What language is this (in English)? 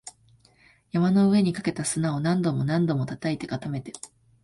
Japanese